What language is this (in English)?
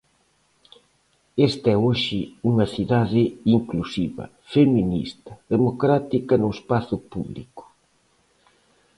Galician